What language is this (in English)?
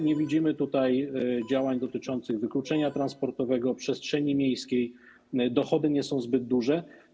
Polish